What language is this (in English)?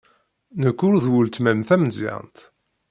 Kabyle